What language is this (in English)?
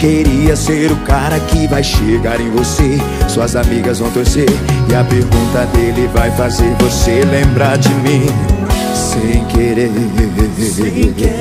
Portuguese